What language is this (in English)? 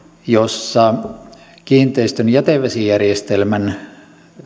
Finnish